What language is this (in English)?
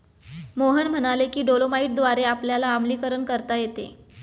Marathi